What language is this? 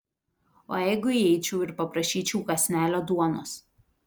Lithuanian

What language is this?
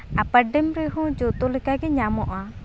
Santali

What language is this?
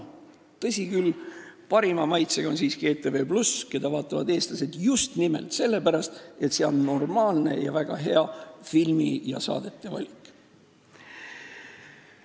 Estonian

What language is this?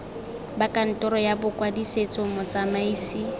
Tswana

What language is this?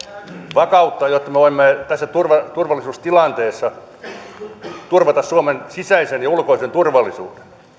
Finnish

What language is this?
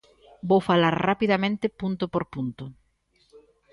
Galician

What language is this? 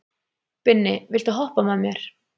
Icelandic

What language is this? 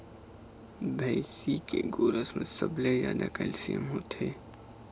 Chhattisgarhi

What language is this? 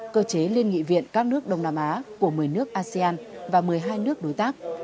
Vietnamese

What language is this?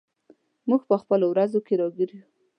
Pashto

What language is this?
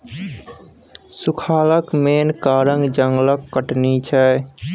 Maithili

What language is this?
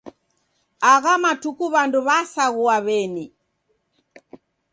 Taita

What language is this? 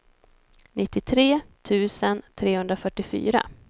Swedish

